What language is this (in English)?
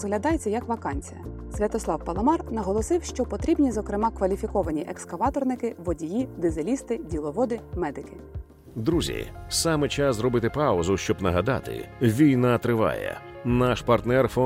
Ukrainian